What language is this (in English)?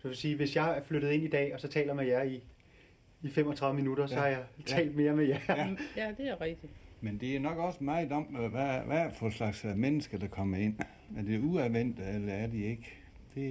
Danish